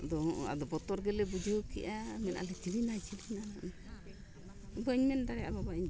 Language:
Santali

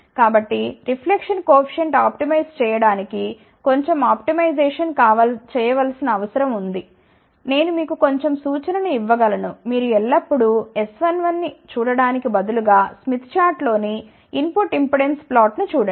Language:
Telugu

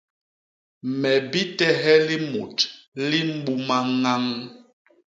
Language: Basaa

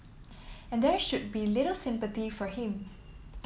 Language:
English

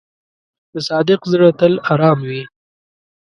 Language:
Pashto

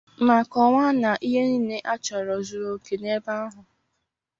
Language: Igbo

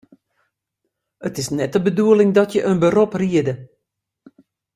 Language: Western Frisian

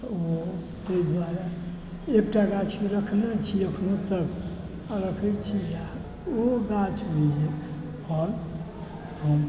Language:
Maithili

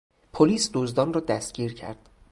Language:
Persian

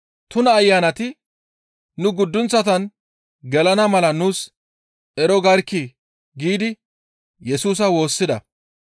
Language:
Gamo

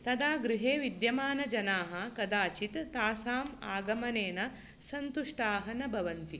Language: Sanskrit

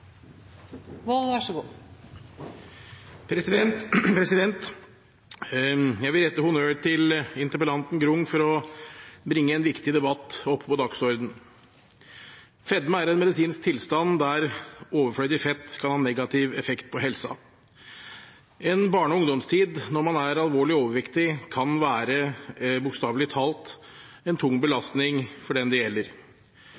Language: Norwegian Bokmål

